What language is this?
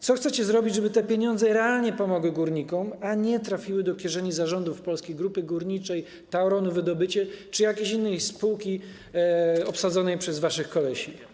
Polish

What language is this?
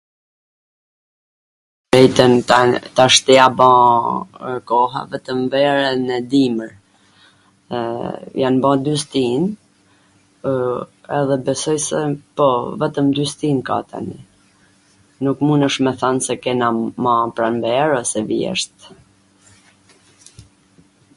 Gheg Albanian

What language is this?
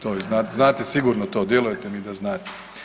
Croatian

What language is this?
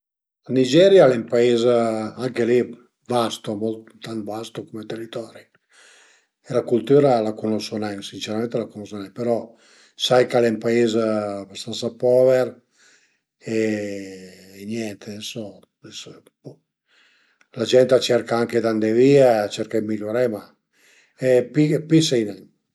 Piedmontese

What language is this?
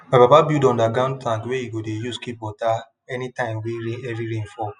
Nigerian Pidgin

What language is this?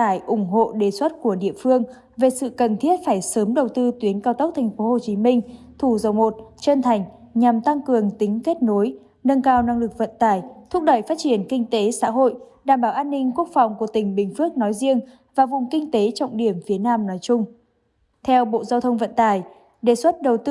Vietnamese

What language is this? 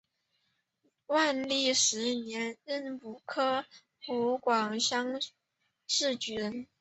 Chinese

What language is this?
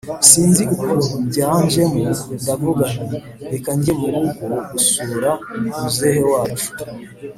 Kinyarwanda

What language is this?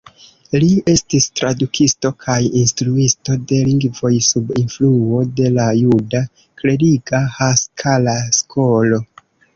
Esperanto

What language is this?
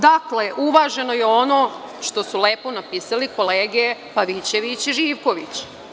Serbian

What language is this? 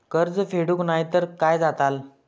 Marathi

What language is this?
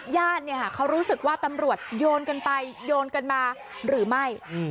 Thai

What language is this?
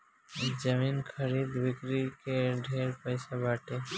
Bhojpuri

